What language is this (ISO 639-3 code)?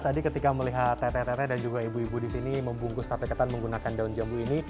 ind